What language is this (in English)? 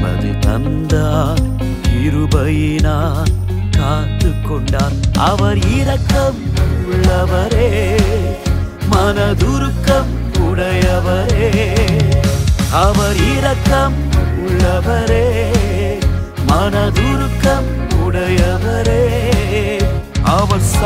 Urdu